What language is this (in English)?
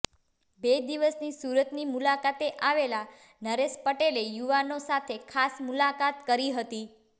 Gujarati